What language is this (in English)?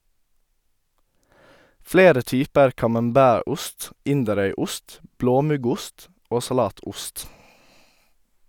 Norwegian